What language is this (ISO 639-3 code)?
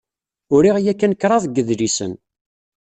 kab